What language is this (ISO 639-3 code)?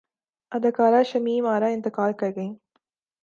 urd